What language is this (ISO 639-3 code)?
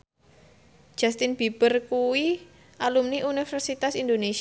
jav